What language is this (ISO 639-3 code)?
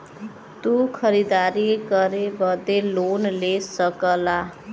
bho